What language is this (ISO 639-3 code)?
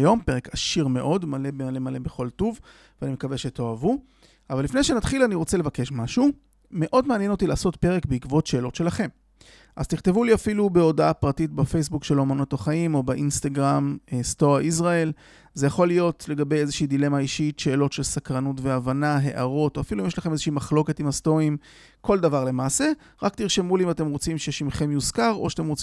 heb